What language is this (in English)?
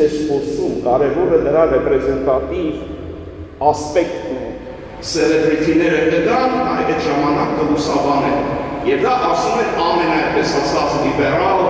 Turkish